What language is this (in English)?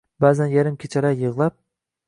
Uzbek